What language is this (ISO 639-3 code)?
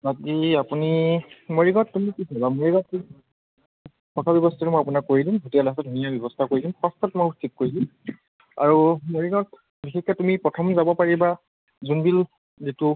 asm